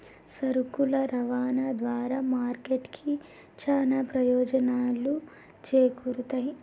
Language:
Telugu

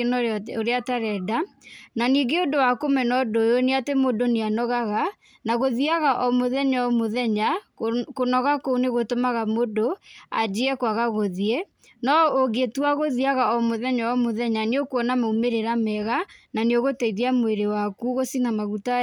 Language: Kikuyu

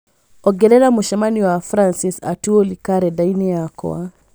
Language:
Kikuyu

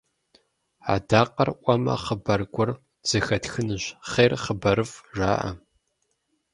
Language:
Kabardian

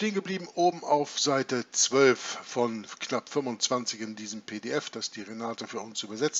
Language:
German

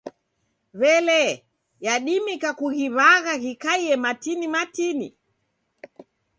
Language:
Taita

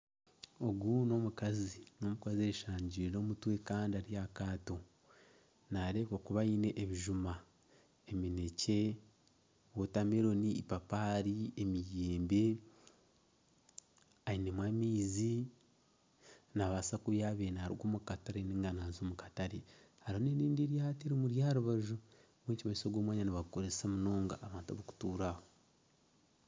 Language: Nyankole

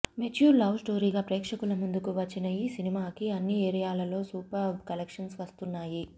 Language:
Telugu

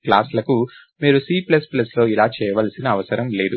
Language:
Telugu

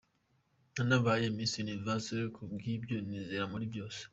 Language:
Kinyarwanda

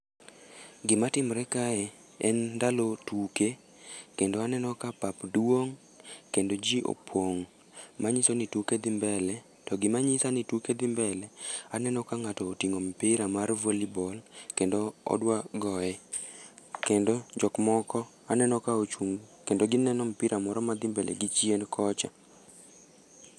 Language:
Luo (Kenya and Tanzania)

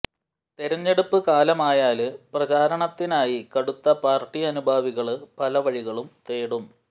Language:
Malayalam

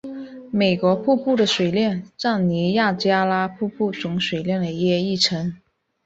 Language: Chinese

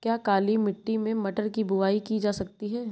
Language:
Hindi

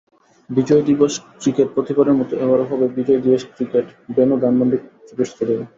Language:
Bangla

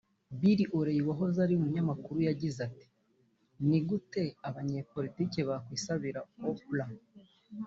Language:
Kinyarwanda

